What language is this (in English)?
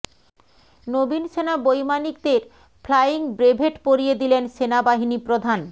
Bangla